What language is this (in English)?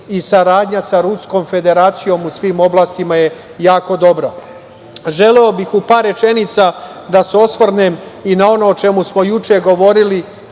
Serbian